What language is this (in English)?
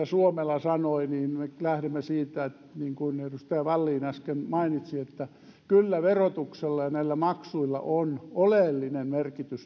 Finnish